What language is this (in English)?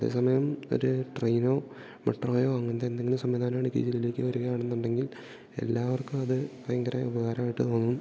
Malayalam